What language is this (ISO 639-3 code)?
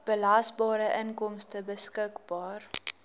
afr